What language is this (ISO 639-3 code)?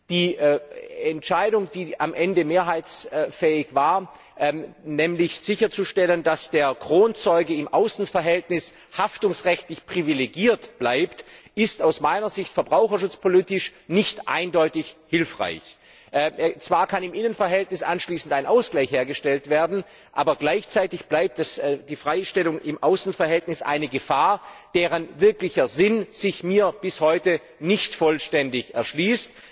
deu